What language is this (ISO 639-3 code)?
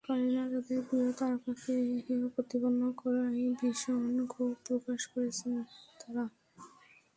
ben